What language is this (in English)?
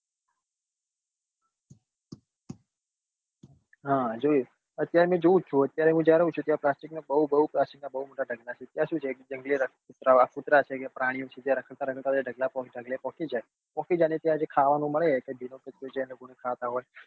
Gujarati